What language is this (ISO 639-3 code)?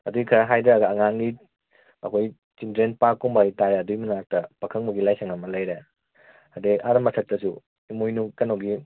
mni